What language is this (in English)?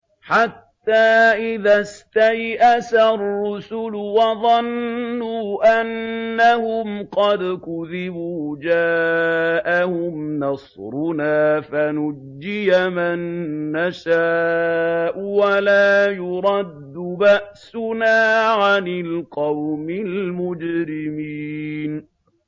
Arabic